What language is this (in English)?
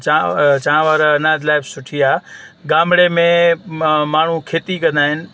Sindhi